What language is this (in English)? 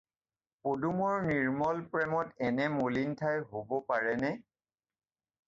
Assamese